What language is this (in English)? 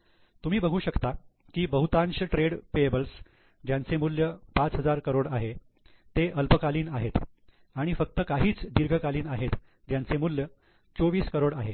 Marathi